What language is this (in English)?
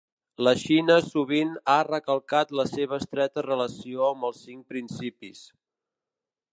Catalan